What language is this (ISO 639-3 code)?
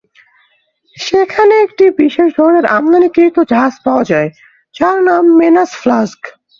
ben